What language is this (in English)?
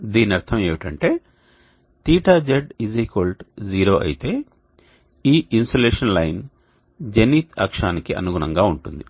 Telugu